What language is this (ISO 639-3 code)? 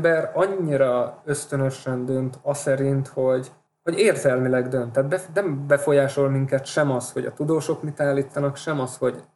hun